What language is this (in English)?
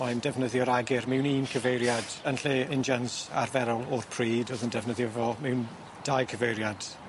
Welsh